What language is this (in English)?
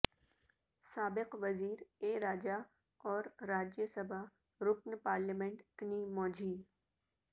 Urdu